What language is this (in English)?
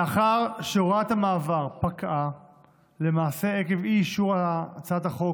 Hebrew